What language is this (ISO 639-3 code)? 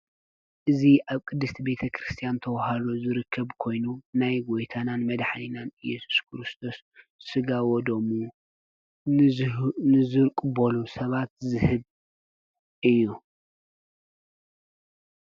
tir